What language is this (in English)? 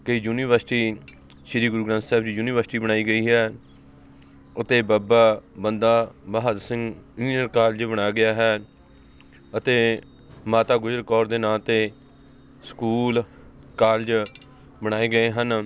Punjabi